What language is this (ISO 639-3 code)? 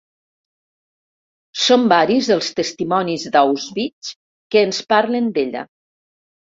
cat